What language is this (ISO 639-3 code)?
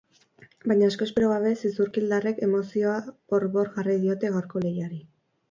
eus